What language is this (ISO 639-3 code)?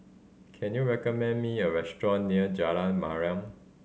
eng